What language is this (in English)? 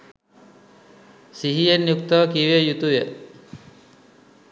Sinhala